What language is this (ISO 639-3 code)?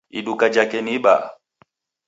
dav